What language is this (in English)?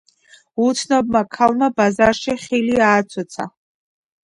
Georgian